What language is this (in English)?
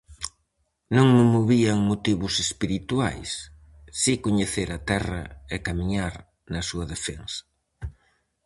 Galician